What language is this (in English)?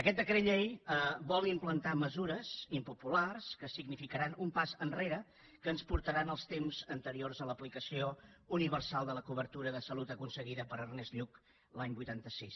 Catalan